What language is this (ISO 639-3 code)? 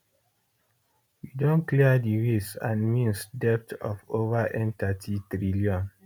pcm